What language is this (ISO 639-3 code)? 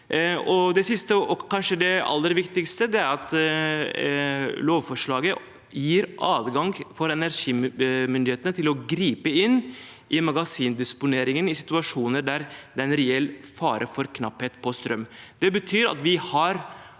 nor